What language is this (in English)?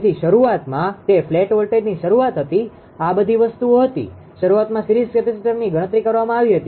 Gujarati